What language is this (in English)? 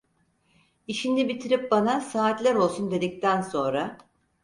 Turkish